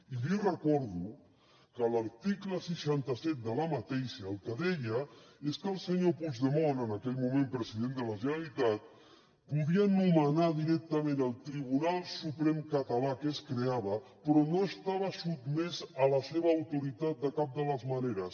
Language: Catalan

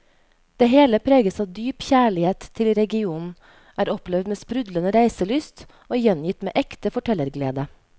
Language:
Norwegian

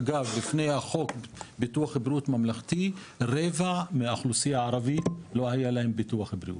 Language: Hebrew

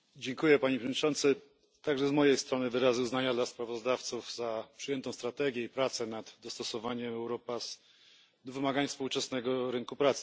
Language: Polish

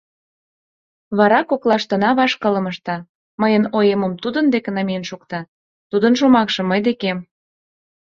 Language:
Mari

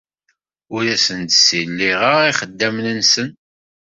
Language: Kabyle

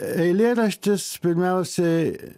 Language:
Lithuanian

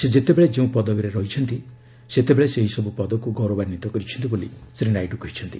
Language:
Odia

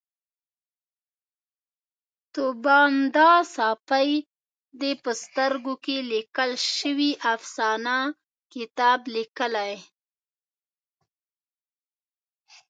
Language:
Pashto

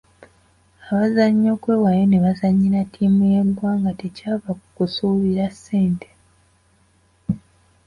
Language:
Ganda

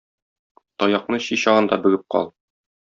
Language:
Tatar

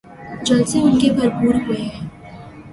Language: Urdu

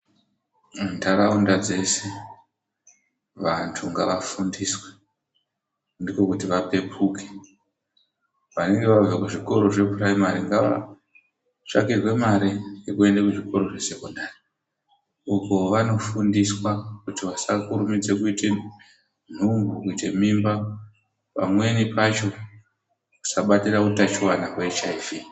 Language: Ndau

